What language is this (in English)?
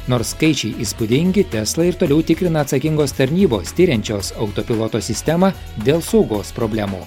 Lithuanian